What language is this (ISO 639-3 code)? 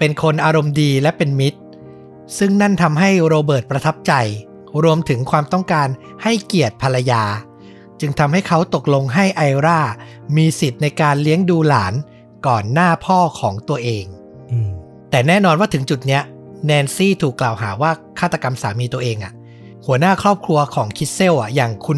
tha